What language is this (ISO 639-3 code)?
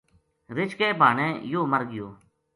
gju